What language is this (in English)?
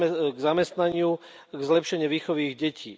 Slovak